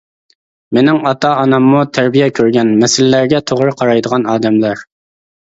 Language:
Uyghur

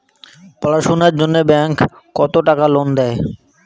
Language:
Bangla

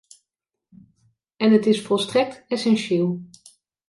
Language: Dutch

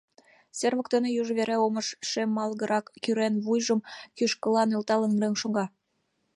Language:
Mari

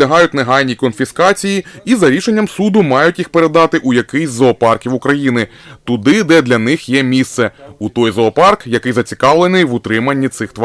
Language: Ukrainian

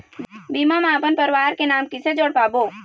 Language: Chhattisgarhi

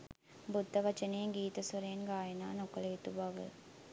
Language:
Sinhala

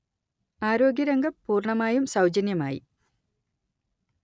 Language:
Malayalam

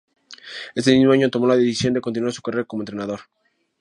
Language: Spanish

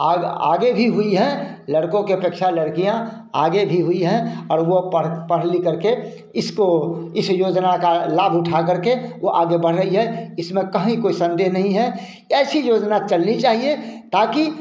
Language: Hindi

